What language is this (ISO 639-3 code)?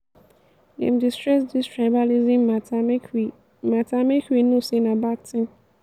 pcm